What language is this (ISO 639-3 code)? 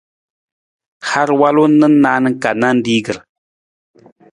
nmz